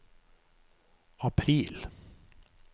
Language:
Norwegian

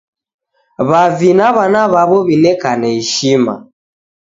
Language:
Taita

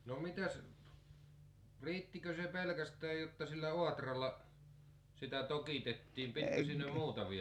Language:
Finnish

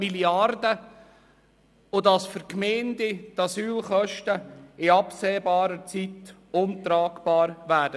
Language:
Swiss German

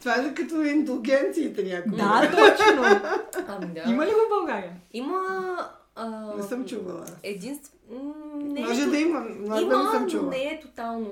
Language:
Bulgarian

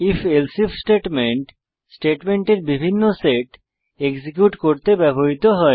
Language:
Bangla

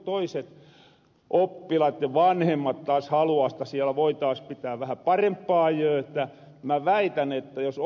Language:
Finnish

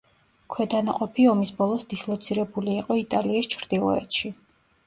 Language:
Georgian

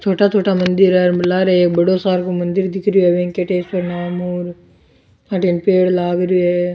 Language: Rajasthani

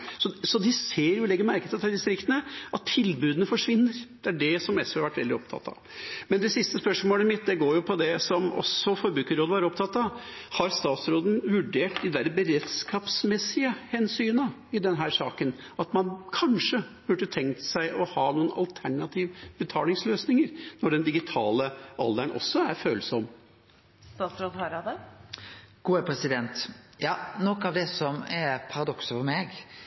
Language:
Norwegian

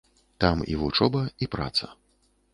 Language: Belarusian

